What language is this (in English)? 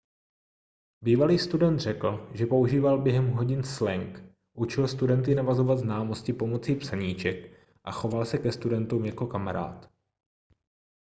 Czech